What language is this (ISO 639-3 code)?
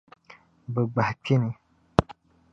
dag